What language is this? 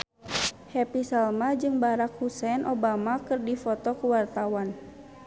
Sundanese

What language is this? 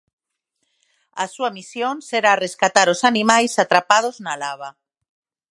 Galician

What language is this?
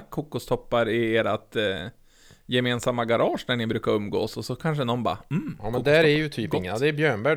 Swedish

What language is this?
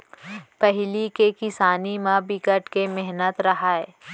Chhattisgarhi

